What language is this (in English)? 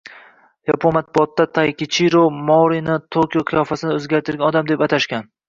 Uzbek